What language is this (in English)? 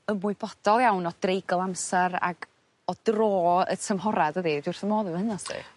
Welsh